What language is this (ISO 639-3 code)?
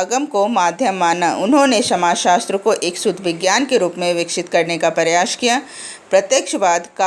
hin